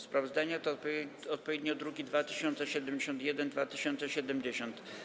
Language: Polish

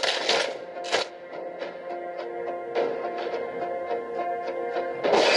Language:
Indonesian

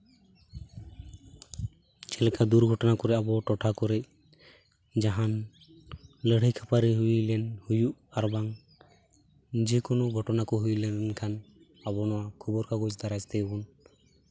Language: Santali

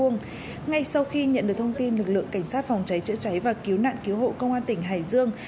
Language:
Vietnamese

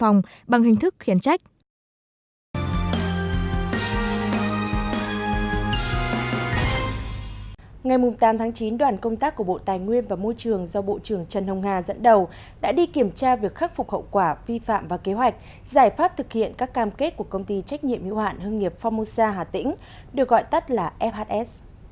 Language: Vietnamese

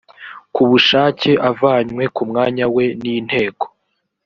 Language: Kinyarwanda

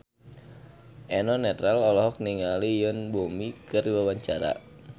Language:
Sundanese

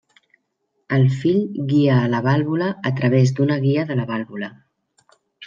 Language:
Catalan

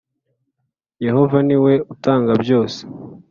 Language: Kinyarwanda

